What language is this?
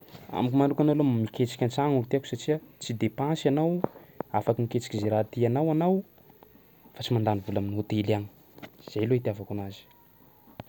Sakalava Malagasy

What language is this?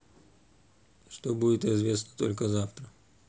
Russian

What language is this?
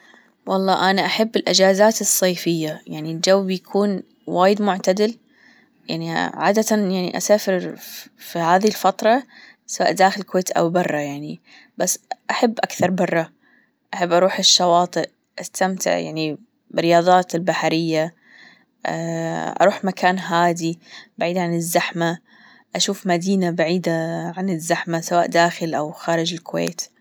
Gulf Arabic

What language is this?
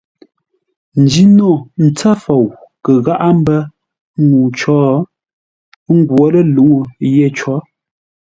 Ngombale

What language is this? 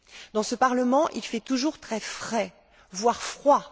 French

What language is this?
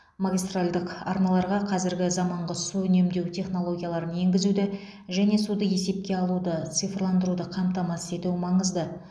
Kazakh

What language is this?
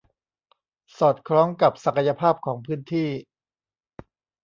Thai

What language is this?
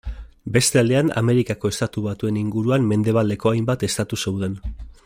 Basque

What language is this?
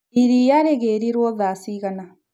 Kikuyu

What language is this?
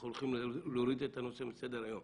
Hebrew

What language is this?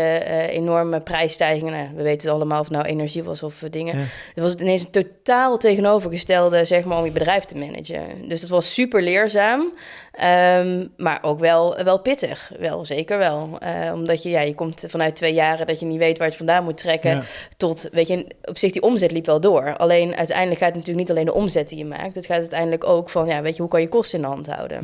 Dutch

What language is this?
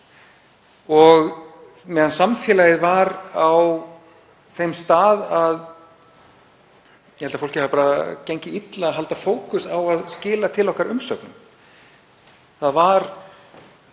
Icelandic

